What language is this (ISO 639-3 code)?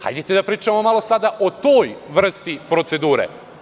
srp